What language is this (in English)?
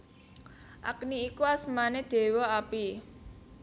Javanese